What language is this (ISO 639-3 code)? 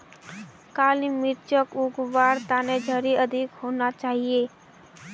mag